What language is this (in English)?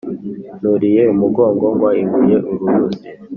Kinyarwanda